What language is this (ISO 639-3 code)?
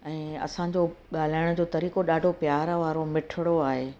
snd